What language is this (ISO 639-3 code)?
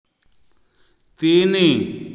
ori